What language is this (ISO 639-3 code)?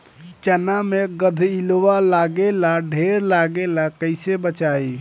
bho